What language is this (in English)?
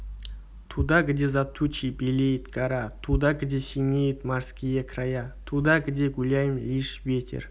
Kazakh